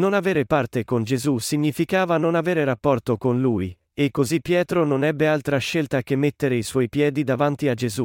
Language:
Italian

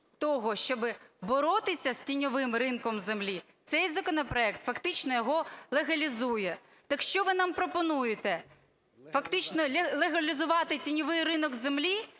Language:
Ukrainian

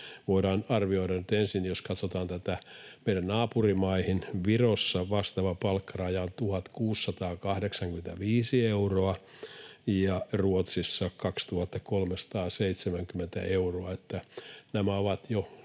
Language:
Finnish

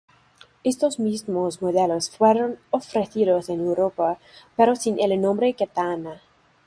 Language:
Spanish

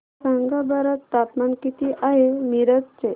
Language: Marathi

